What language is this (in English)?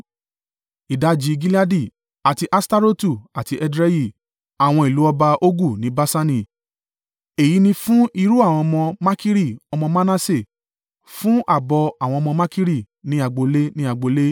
Yoruba